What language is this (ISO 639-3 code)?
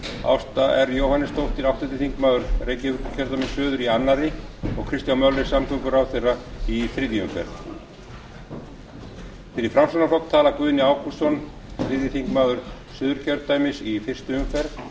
isl